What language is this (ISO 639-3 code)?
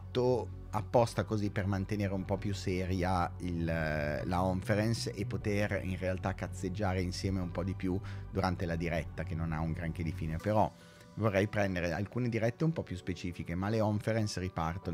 ita